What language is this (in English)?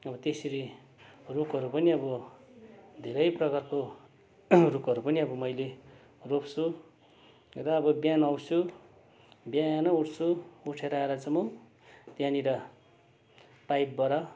Nepali